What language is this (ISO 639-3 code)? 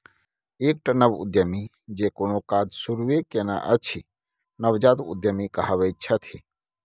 mai